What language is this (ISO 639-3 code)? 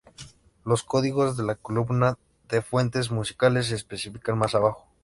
spa